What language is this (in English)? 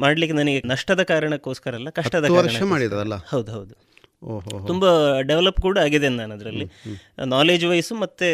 Kannada